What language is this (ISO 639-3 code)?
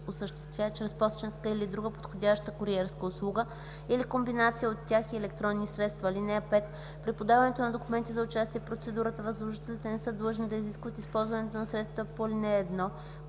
bul